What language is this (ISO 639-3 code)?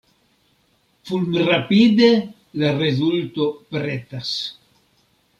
epo